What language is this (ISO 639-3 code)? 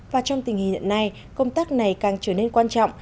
vie